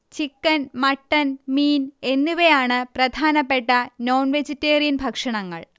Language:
Malayalam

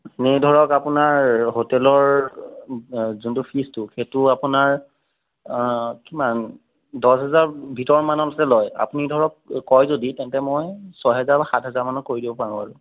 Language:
Assamese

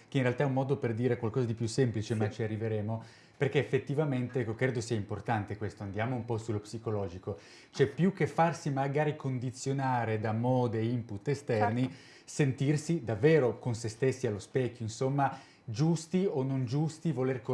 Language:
Italian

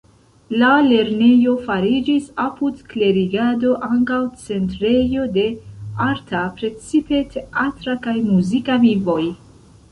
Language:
Esperanto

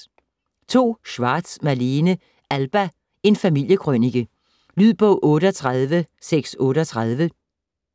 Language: Danish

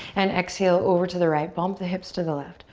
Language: English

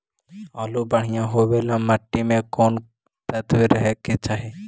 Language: Magahi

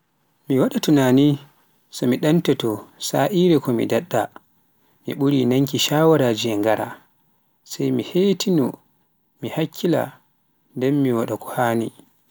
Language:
Pular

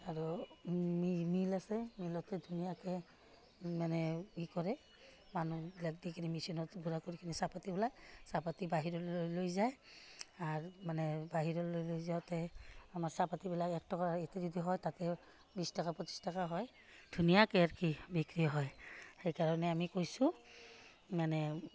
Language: Assamese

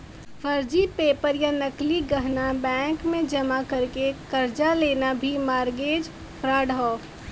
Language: Bhojpuri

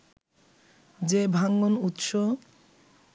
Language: Bangla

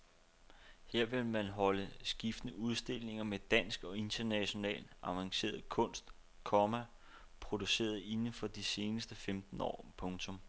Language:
Danish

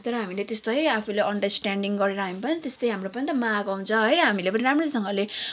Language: Nepali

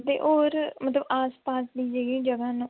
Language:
Dogri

